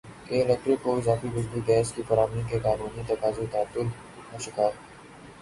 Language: Urdu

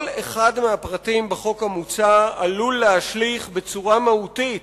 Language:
Hebrew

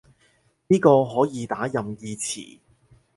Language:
Cantonese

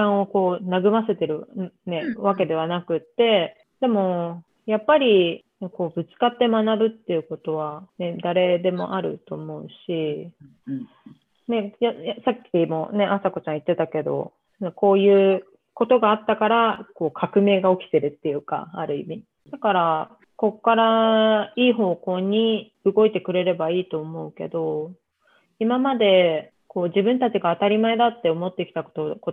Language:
Japanese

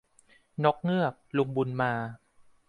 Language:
Thai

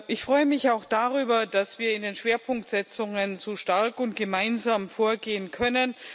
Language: German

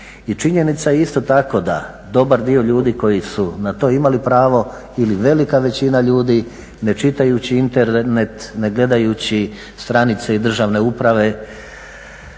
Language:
Croatian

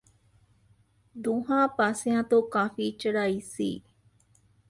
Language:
Punjabi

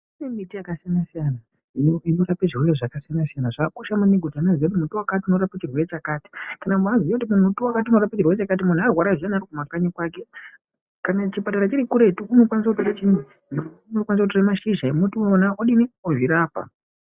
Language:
Ndau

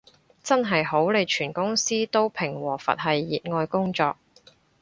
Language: Cantonese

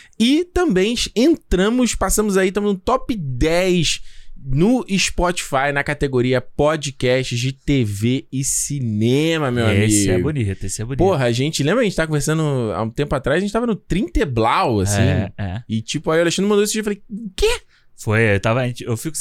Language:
Portuguese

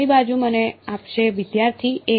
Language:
Gujarati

